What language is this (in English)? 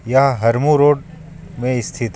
Hindi